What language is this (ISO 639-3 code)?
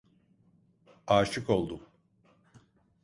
tur